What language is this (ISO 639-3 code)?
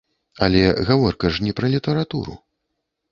bel